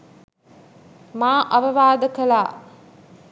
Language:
Sinhala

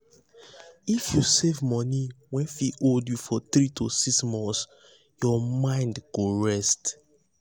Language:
Nigerian Pidgin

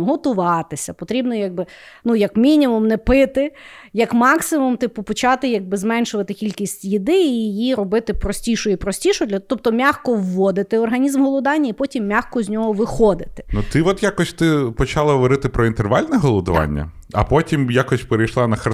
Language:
Ukrainian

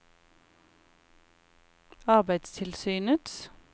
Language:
Norwegian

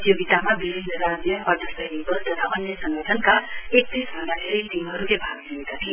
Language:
Nepali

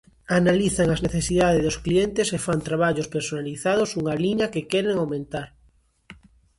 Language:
Galician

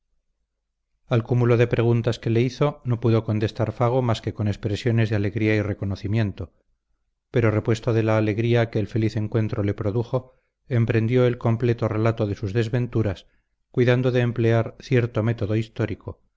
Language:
Spanish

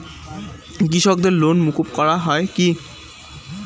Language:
Bangla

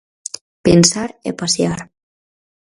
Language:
Galician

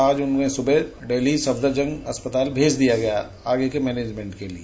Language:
Hindi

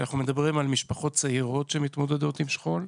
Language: Hebrew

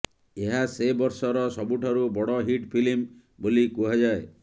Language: Odia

